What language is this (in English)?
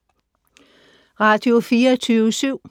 Danish